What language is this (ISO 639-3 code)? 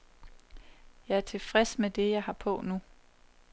dan